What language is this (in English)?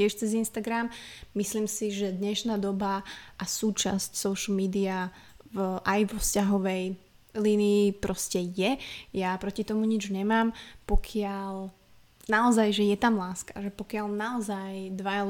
Slovak